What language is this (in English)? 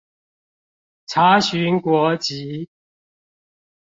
Chinese